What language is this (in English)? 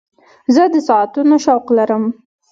Pashto